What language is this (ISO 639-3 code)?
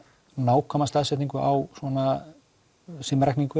isl